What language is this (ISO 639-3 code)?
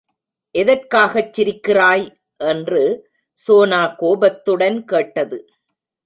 tam